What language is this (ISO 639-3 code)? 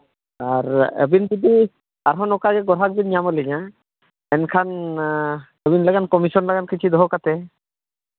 sat